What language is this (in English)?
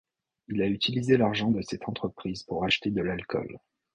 French